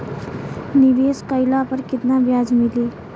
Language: Bhojpuri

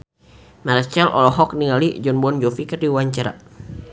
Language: Sundanese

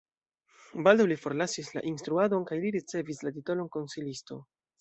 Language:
Esperanto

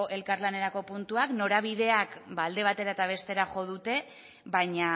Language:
Basque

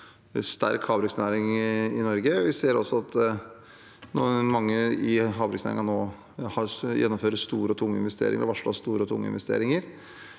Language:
Norwegian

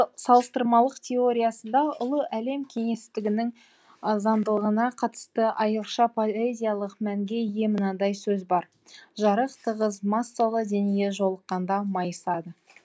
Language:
Kazakh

